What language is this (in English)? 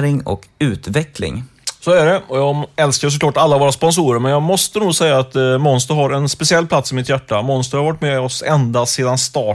Swedish